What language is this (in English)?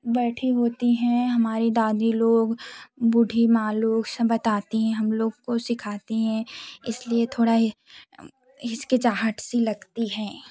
Hindi